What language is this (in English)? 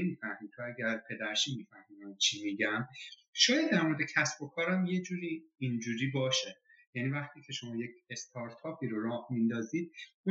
Persian